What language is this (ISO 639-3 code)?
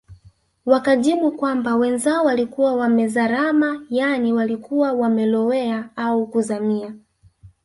swa